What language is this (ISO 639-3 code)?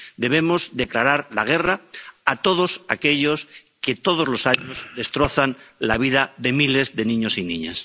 spa